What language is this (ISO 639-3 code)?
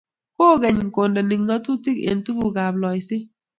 kln